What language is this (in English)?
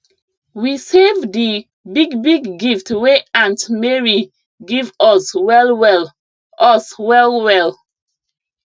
Nigerian Pidgin